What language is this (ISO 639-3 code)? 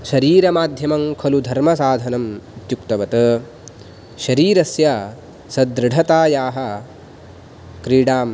san